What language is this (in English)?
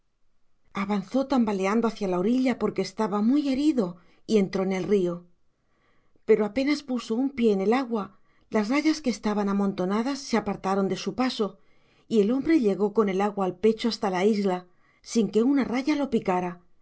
Spanish